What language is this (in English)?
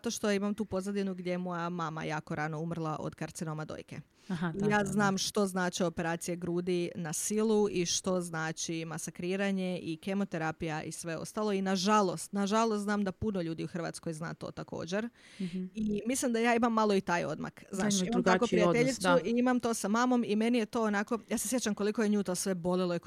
Croatian